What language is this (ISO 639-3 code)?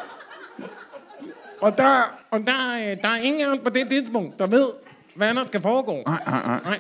dan